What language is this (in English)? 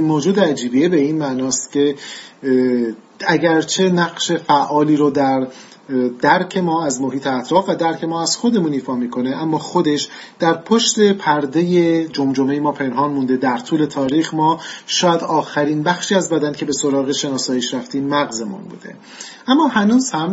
Persian